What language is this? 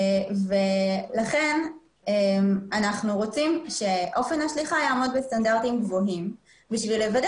Hebrew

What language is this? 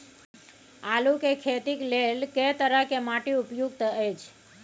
Maithili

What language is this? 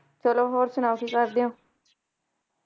Punjabi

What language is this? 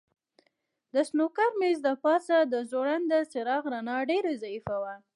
Pashto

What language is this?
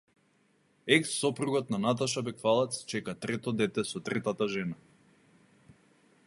Macedonian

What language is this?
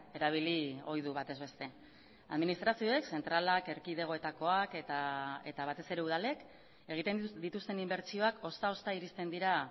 Basque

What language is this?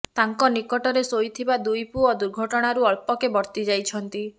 Odia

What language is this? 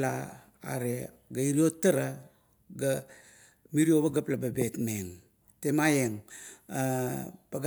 Kuot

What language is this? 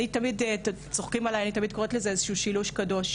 Hebrew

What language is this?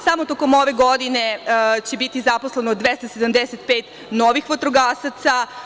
Serbian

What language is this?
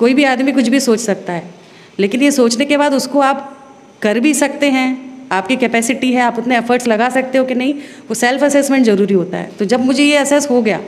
Hindi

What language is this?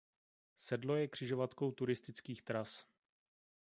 Czech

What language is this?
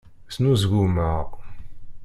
Kabyle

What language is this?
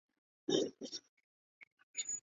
Chinese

